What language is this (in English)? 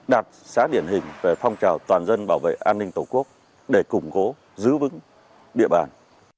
Vietnamese